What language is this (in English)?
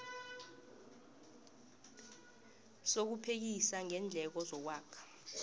South Ndebele